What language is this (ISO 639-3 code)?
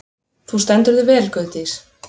isl